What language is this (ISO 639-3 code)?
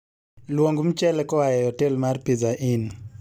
luo